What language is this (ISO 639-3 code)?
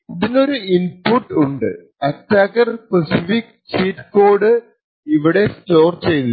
mal